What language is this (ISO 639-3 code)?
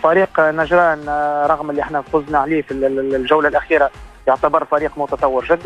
ara